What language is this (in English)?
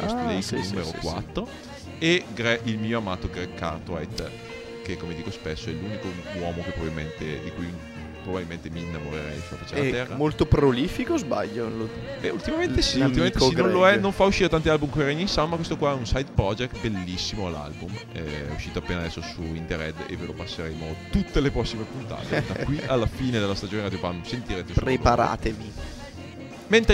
Italian